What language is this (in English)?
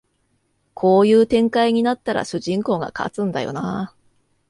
Japanese